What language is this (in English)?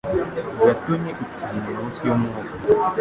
Kinyarwanda